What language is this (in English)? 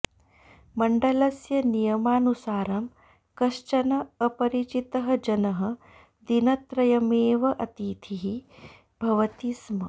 Sanskrit